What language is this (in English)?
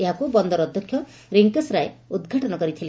Odia